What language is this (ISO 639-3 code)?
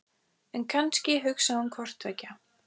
isl